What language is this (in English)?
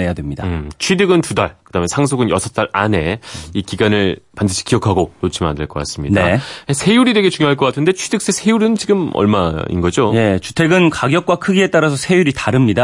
Korean